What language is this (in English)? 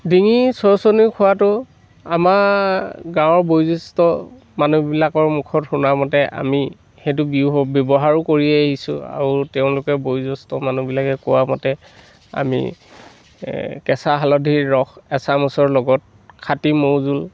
Assamese